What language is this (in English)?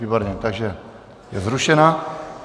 Czech